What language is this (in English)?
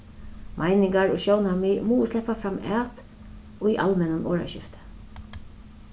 Faroese